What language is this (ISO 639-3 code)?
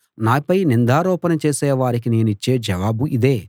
tel